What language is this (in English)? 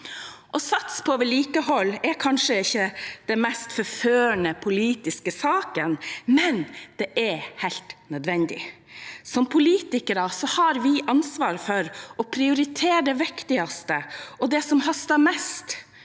Norwegian